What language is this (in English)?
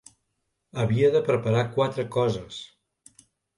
Catalan